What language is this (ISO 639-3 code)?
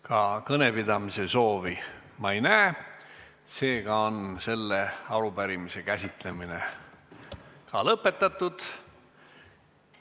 est